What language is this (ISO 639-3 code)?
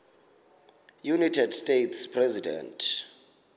xho